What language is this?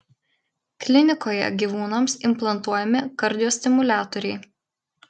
Lithuanian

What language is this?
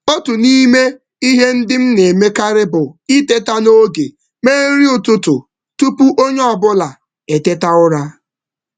Igbo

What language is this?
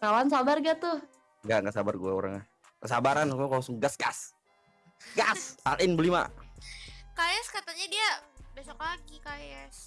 Indonesian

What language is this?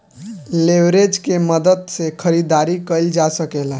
Bhojpuri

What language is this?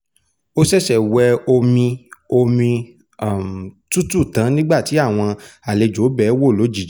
Yoruba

